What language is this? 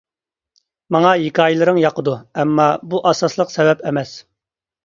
Uyghur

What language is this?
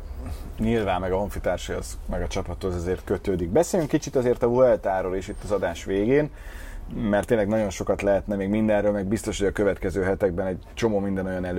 Hungarian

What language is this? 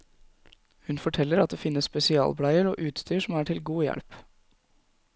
Norwegian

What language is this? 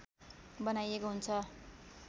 Nepali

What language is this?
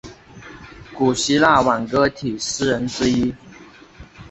Chinese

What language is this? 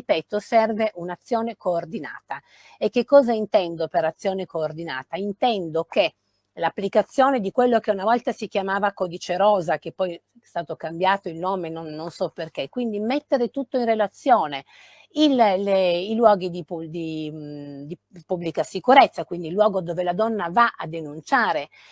Italian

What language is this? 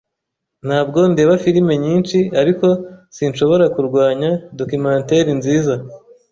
Kinyarwanda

